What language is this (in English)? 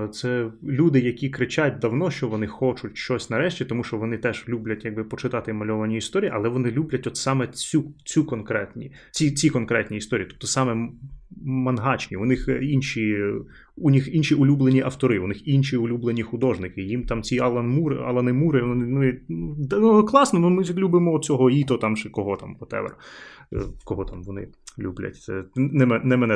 Ukrainian